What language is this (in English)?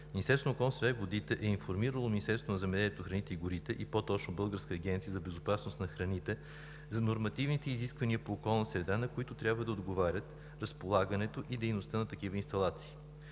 Bulgarian